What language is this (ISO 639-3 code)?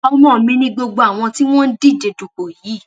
yor